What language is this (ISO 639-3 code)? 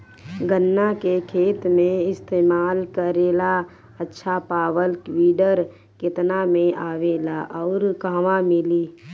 bho